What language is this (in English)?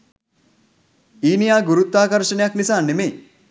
Sinhala